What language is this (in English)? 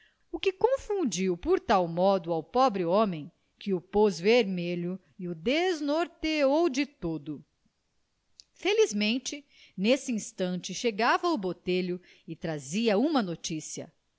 Portuguese